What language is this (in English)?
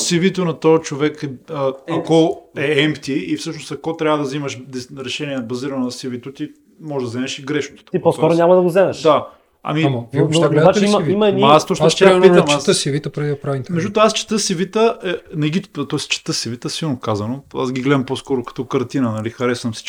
Bulgarian